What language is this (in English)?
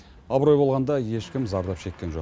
Kazakh